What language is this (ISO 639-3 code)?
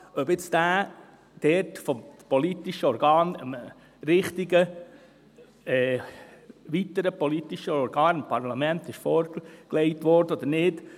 gsw